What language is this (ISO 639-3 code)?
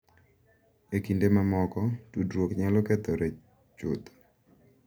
luo